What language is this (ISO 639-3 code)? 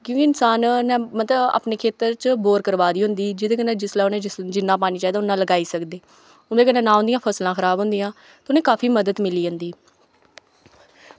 doi